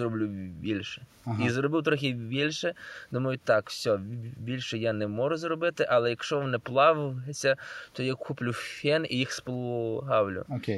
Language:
Ukrainian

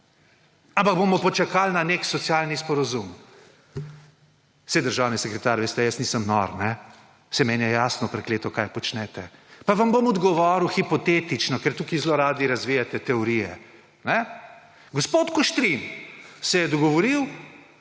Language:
Slovenian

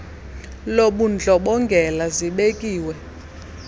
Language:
Xhosa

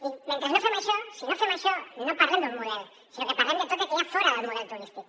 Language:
Catalan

